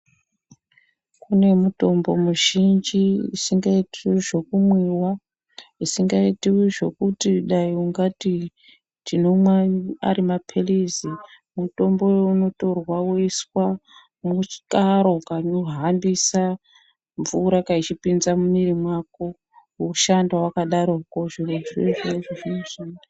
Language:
Ndau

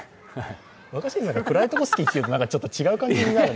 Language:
Japanese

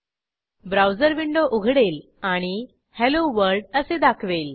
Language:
Marathi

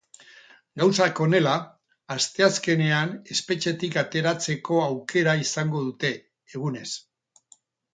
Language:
Basque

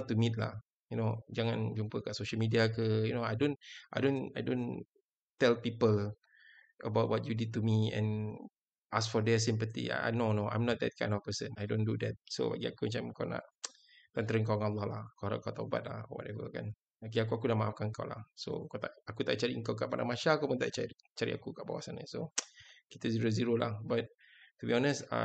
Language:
Malay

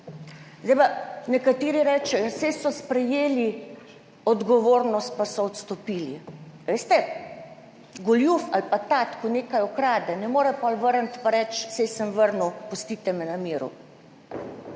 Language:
Slovenian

